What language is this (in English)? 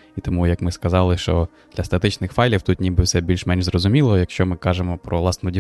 Ukrainian